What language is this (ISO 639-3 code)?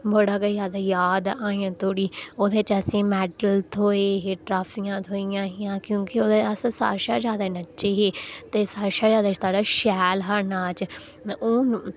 doi